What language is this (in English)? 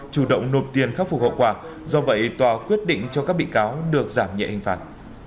Vietnamese